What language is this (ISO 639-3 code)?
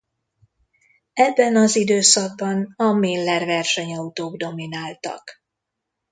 hun